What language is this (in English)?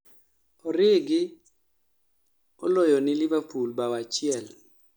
Luo (Kenya and Tanzania)